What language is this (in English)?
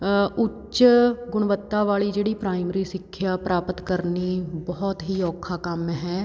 Punjabi